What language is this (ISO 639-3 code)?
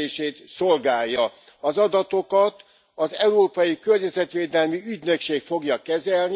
hun